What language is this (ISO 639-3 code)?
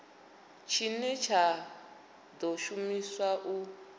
ven